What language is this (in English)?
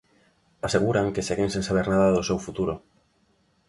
Galician